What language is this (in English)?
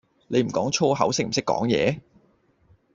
Cantonese